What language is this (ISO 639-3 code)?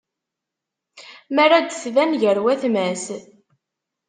kab